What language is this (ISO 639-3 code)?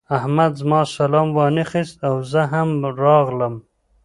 pus